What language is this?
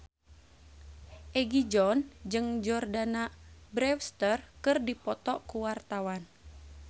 Sundanese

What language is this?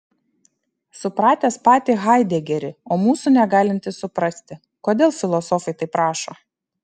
Lithuanian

